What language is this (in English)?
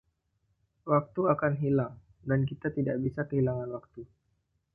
Indonesian